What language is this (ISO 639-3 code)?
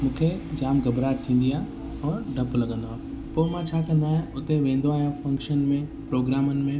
snd